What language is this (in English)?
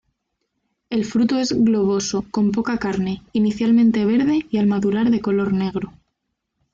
Spanish